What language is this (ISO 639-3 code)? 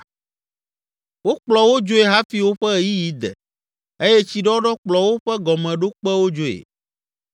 ewe